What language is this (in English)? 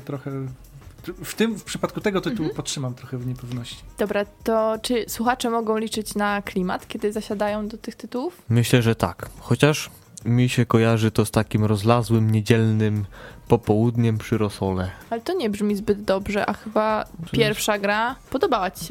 Polish